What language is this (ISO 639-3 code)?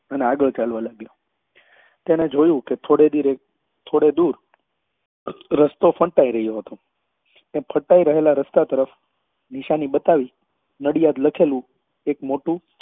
guj